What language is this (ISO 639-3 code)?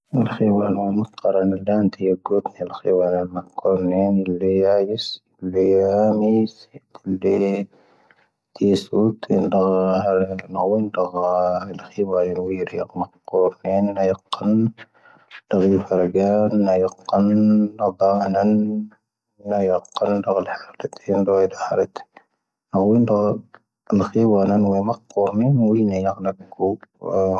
thv